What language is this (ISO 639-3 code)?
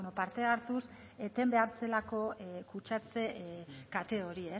eus